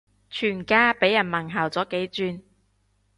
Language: Cantonese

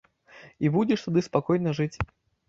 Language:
Belarusian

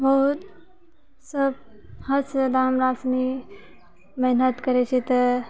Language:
Maithili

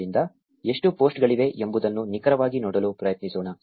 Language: Kannada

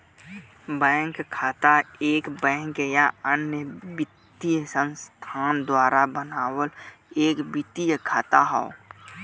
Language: Bhojpuri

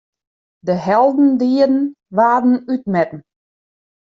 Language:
Western Frisian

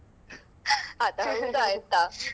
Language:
Kannada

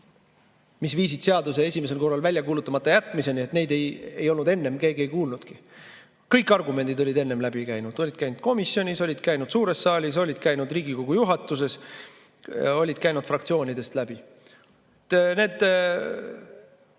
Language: Estonian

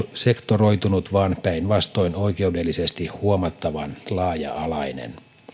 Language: Finnish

